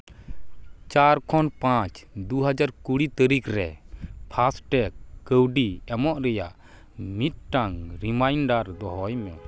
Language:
Santali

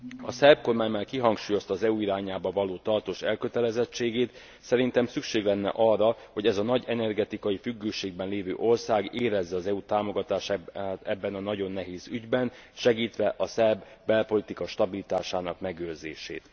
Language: Hungarian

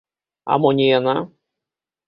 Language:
Belarusian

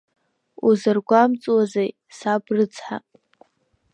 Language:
Abkhazian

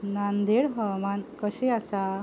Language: Konkani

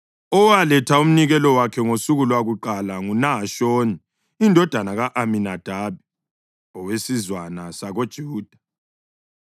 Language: North Ndebele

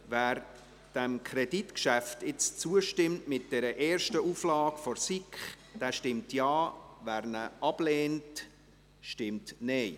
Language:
Swiss German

